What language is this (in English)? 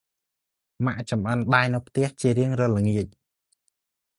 Khmer